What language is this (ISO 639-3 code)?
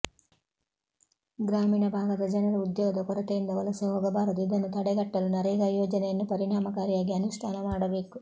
kan